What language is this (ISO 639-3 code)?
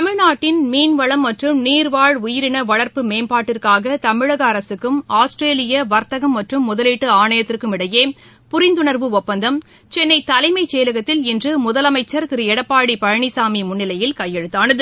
tam